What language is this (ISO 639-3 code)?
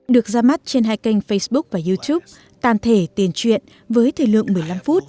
vie